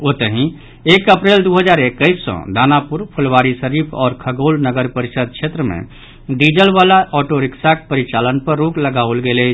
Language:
Maithili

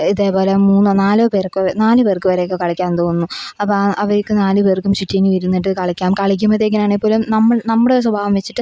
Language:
Malayalam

